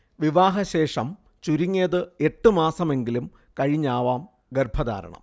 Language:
Malayalam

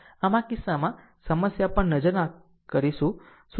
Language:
Gujarati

